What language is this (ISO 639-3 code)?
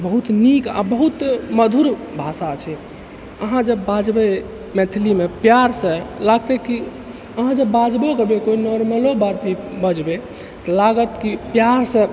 mai